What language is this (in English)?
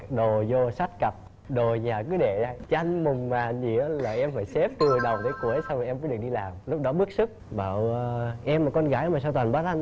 Vietnamese